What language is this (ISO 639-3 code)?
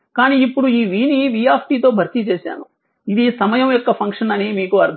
tel